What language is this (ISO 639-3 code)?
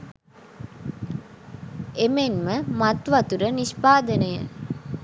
sin